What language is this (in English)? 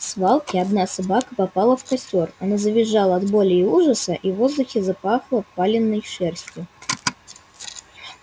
Russian